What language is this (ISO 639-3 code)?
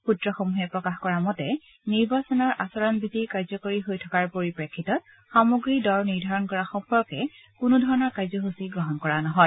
asm